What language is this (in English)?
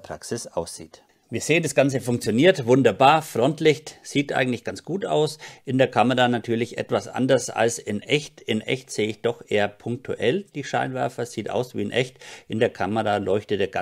German